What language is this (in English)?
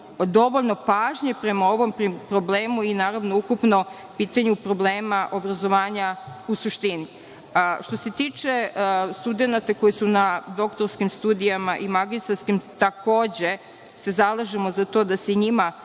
Serbian